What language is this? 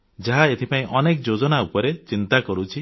Odia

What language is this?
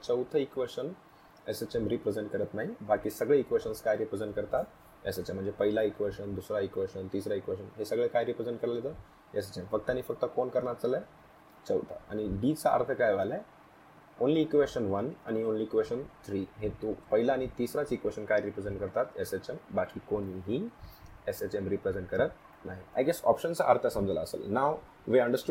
Hindi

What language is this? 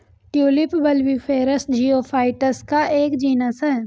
Hindi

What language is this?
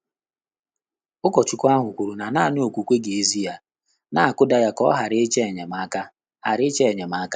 Igbo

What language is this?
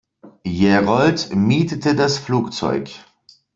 German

